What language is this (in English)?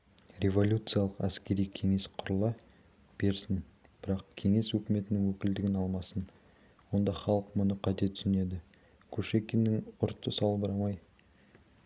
Kazakh